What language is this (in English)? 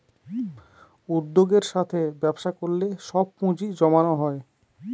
Bangla